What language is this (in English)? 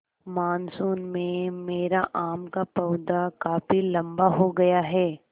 Hindi